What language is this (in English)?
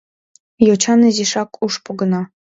Mari